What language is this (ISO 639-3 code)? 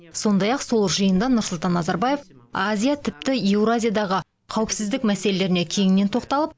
kaz